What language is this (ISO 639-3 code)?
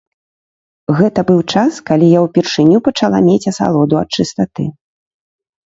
bel